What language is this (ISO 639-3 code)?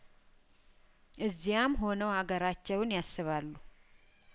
amh